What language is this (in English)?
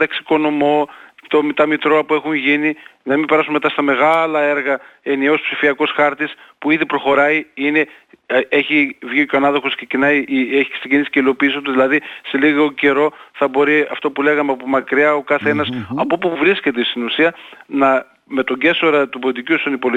Greek